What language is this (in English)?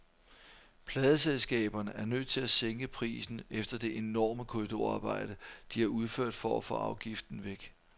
Danish